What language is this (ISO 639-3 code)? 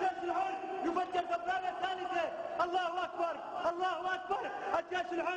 ara